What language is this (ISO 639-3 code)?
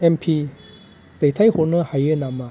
brx